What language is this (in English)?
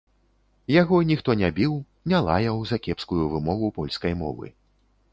Belarusian